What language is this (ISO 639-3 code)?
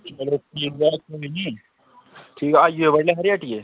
doi